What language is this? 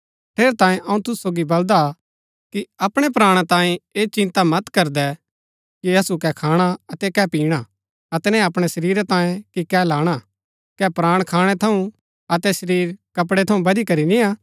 Gaddi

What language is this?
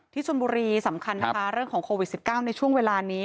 Thai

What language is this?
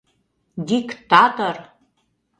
Mari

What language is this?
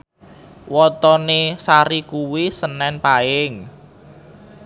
Javanese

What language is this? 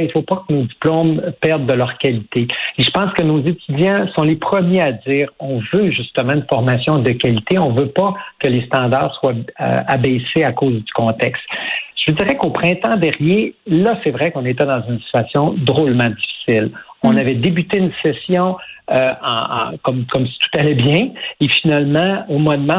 French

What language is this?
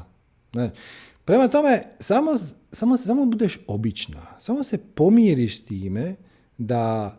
Croatian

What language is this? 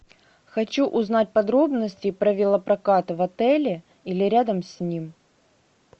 Russian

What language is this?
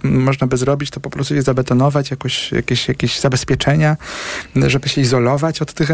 Polish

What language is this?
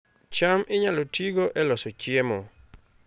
Luo (Kenya and Tanzania)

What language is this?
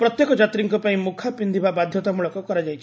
Odia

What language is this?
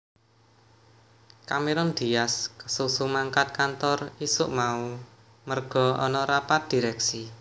Javanese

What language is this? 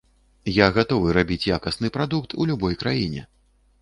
Belarusian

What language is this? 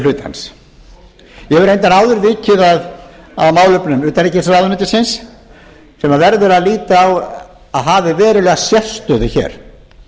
Icelandic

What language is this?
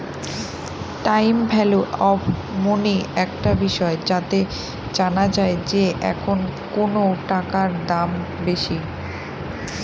Bangla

